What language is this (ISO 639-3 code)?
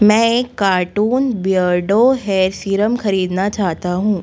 hin